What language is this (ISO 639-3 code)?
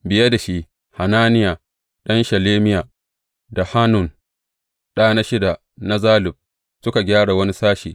hau